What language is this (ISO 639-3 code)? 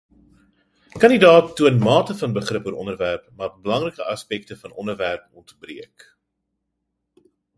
afr